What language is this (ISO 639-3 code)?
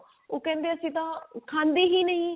pan